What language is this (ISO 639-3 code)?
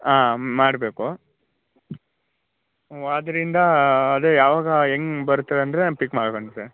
kan